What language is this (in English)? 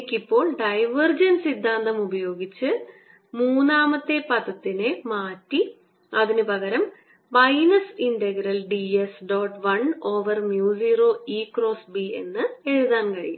Malayalam